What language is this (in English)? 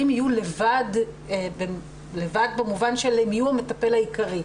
Hebrew